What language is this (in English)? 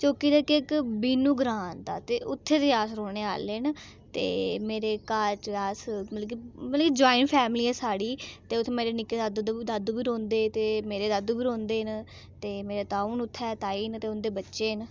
Dogri